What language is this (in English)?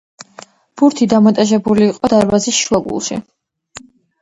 Georgian